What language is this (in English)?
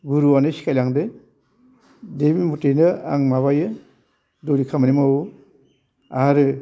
Bodo